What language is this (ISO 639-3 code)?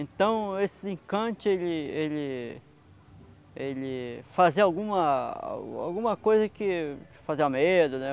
por